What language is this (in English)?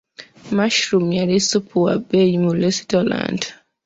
Ganda